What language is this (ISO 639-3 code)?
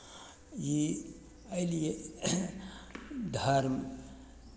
mai